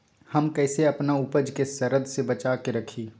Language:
Magahi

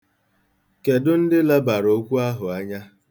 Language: Igbo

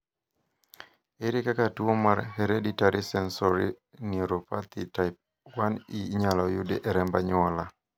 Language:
Luo (Kenya and Tanzania)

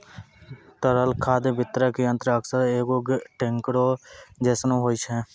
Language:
Maithili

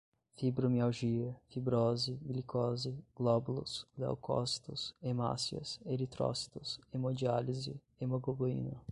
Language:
Portuguese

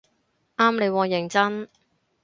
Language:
Cantonese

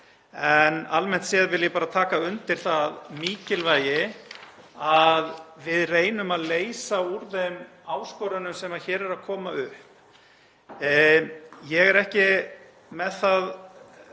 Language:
Icelandic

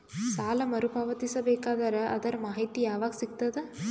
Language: Kannada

